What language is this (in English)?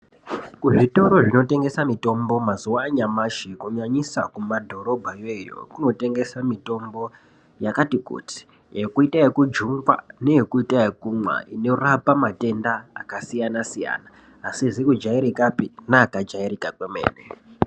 Ndau